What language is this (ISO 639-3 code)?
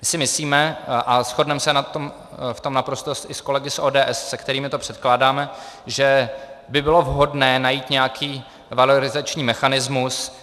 ces